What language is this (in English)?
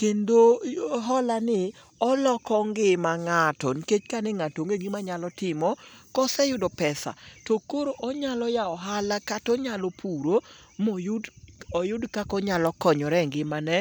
Luo (Kenya and Tanzania)